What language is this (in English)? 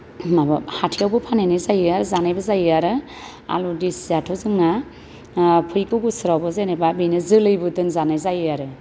Bodo